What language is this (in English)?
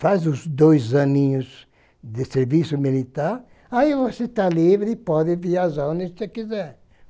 Portuguese